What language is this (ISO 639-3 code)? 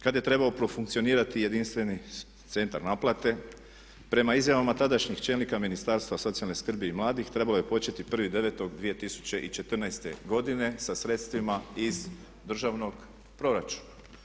hrv